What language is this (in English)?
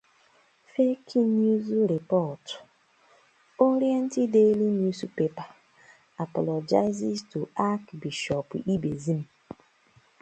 Igbo